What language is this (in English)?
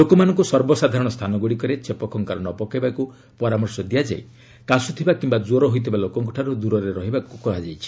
Odia